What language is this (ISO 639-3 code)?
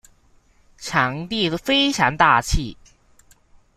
zho